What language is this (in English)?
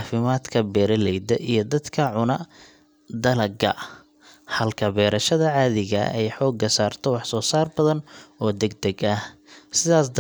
Somali